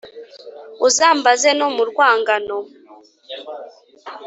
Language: Kinyarwanda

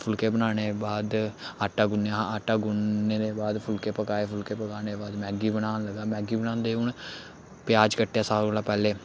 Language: Dogri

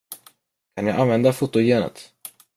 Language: Swedish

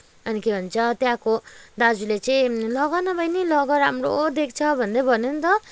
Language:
Nepali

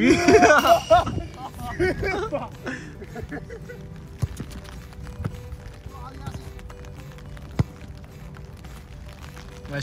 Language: Japanese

